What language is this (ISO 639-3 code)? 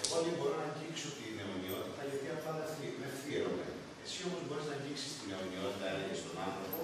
ell